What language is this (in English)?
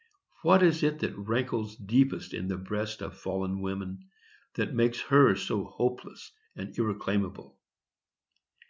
English